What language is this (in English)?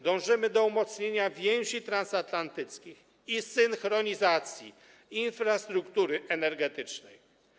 Polish